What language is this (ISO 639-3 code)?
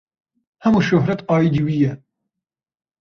kur